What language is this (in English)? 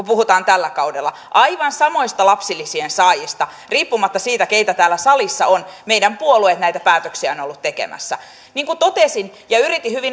Finnish